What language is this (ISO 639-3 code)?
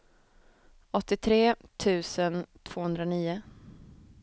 swe